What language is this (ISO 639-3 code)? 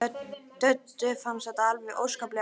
isl